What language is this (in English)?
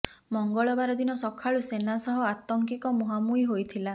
Odia